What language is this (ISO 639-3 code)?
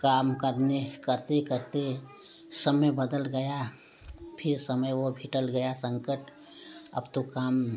hin